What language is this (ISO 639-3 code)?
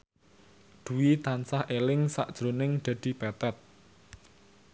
jav